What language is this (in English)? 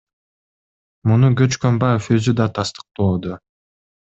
Kyrgyz